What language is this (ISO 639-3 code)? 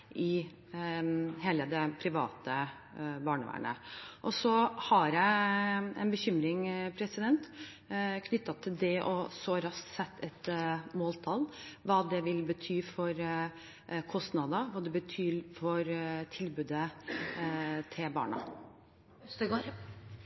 nob